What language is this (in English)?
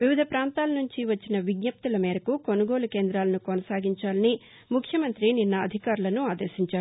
Telugu